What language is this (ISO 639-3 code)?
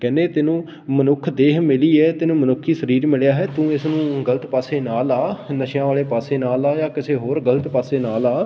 pan